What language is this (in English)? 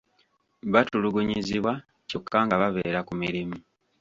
Ganda